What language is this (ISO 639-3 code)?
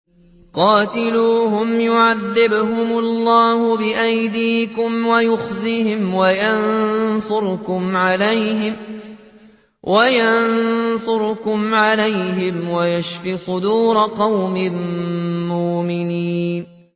ara